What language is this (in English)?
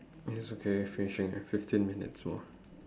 English